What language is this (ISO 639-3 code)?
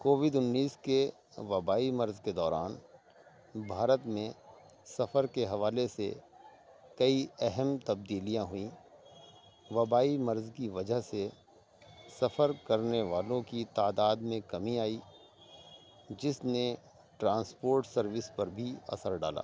urd